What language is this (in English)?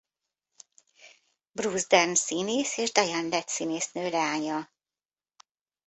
Hungarian